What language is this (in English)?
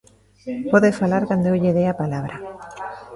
Galician